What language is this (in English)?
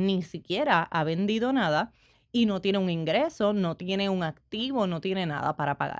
Spanish